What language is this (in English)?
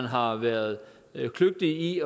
Danish